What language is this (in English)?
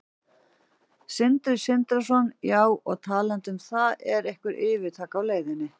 Icelandic